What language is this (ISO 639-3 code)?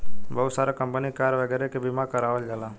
bho